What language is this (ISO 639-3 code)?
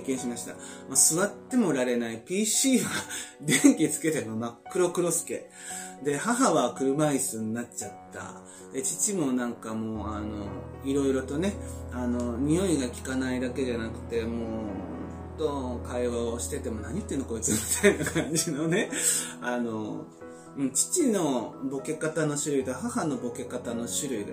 jpn